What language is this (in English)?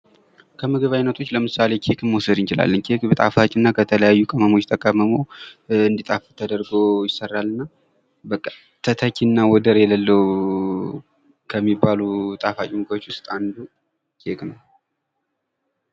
Amharic